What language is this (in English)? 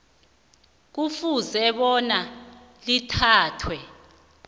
South Ndebele